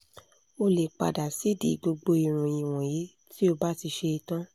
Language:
Yoruba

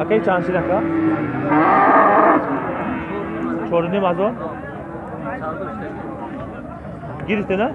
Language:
Turkish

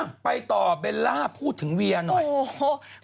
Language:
Thai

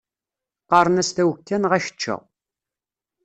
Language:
Kabyle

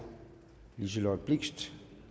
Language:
Danish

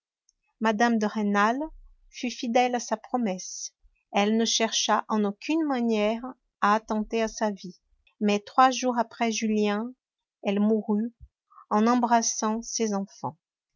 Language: French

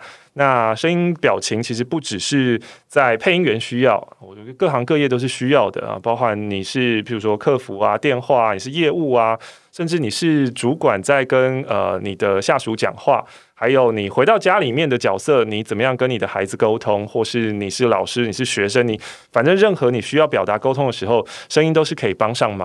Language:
Chinese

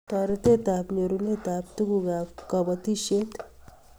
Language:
Kalenjin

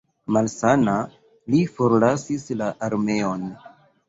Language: Esperanto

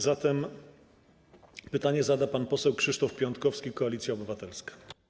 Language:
Polish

